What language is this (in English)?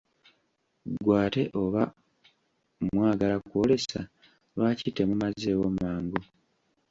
Ganda